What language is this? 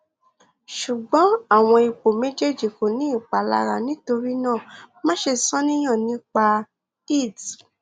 Yoruba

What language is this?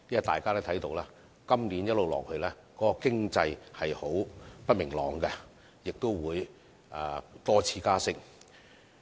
Cantonese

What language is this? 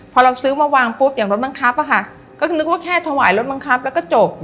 Thai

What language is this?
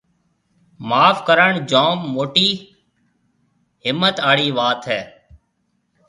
Marwari (Pakistan)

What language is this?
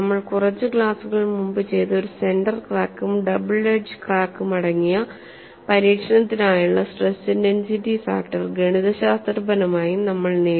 Malayalam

